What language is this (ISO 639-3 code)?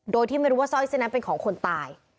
tha